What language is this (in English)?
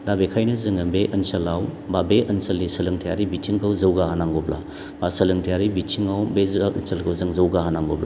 Bodo